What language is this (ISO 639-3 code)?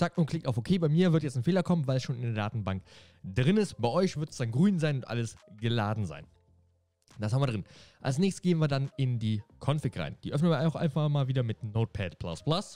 deu